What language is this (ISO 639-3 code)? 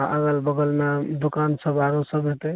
mai